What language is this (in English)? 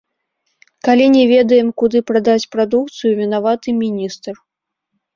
Belarusian